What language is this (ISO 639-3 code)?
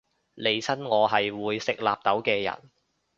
yue